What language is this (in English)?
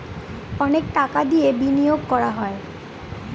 Bangla